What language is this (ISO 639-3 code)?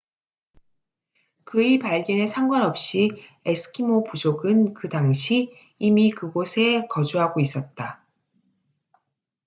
kor